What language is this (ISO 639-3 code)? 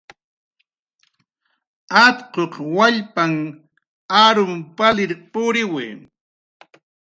jqr